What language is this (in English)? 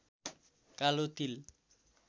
Nepali